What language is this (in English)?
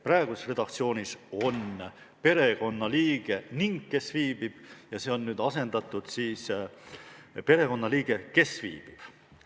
Estonian